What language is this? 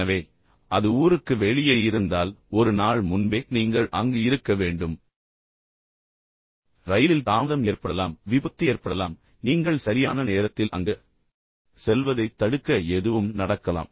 Tamil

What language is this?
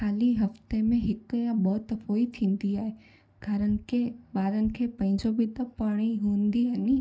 Sindhi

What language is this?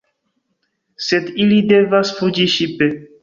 Esperanto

